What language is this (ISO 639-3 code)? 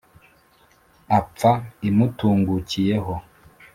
kin